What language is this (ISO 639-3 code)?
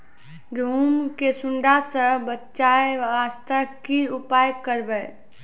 mai